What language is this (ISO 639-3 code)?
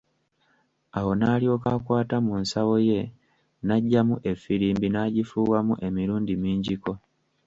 lug